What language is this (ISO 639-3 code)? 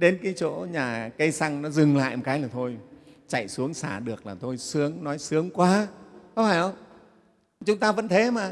vie